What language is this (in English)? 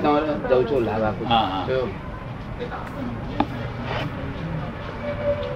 Gujarati